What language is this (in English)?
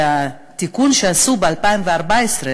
Hebrew